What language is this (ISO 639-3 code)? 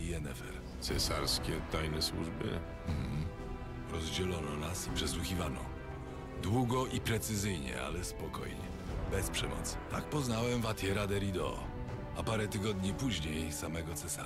pol